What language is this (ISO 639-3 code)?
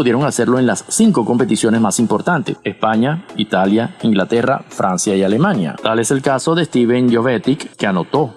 spa